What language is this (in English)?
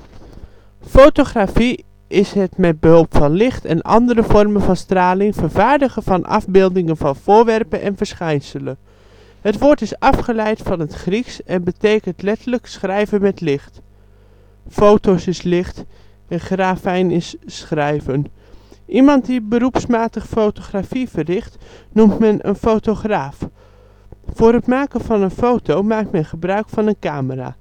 Dutch